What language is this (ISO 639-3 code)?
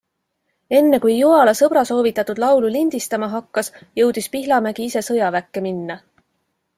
est